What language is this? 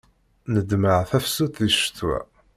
Kabyle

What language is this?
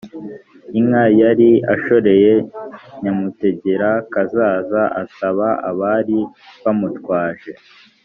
Kinyarwanda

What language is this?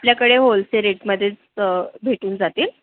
Marathi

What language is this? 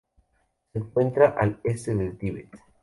Spanish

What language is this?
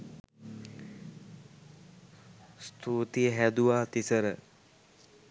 Sinhala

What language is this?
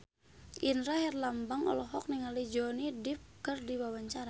Sundanese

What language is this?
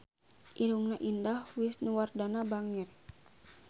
Sundanese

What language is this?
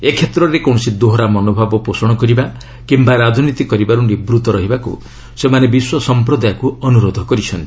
Odia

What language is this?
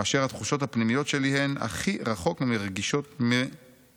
Hebrew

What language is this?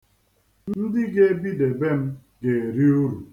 Igbo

